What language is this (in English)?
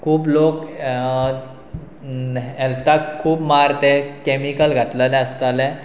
Konkani